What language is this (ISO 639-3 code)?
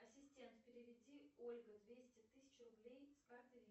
rus